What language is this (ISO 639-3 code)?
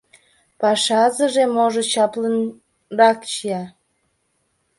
chm